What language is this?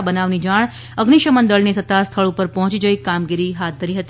Gujarati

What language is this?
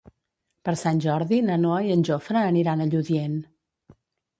Catalan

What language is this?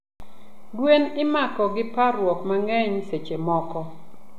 Luo (Kenya and Tanzania)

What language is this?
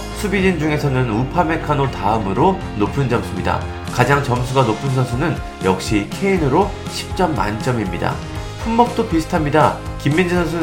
Korean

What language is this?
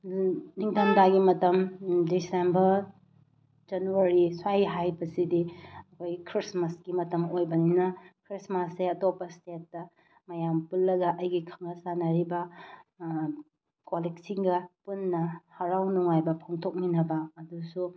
Manipuri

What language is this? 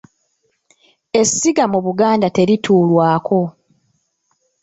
Ganda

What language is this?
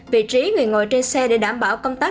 Vietnamese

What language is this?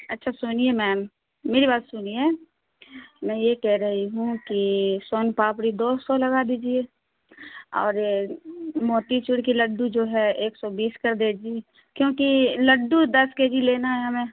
Urdu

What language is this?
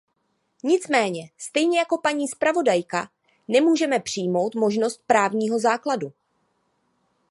Czech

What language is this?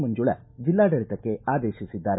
Kannada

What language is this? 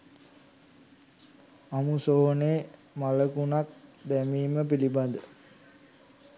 Sinhala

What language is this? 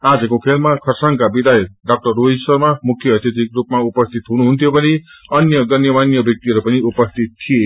Nepali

